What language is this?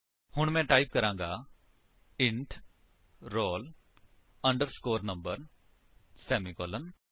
Punjabi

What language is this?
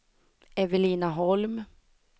Swedish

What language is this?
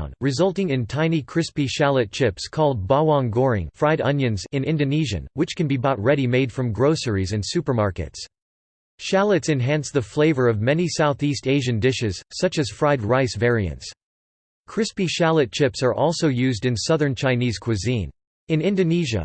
English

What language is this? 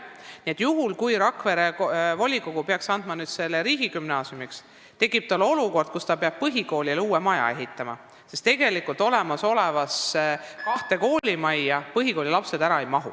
Estonian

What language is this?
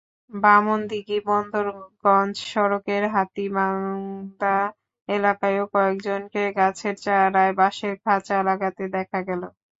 Bangla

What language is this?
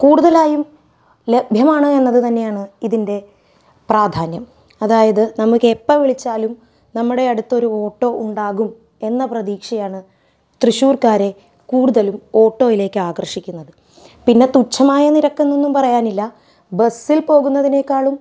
Malayalam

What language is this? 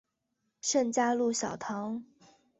Chinese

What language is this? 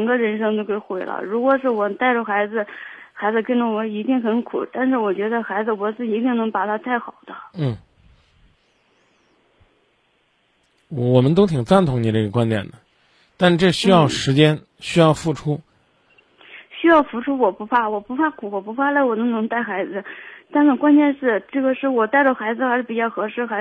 Chinese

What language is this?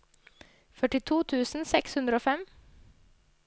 Norwegian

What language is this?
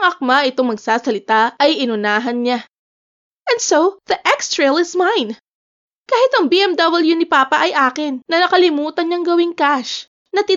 Filipino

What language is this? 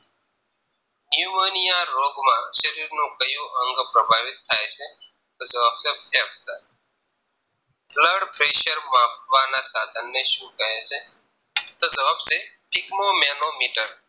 Gujarati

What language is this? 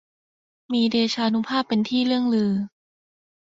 Thai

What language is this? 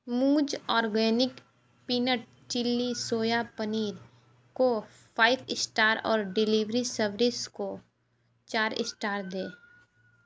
Hindi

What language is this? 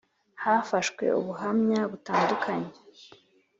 Kinyarwanda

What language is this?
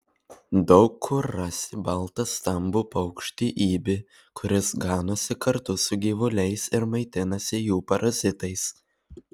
Lithuanian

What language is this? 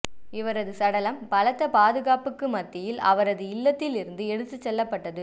Tamil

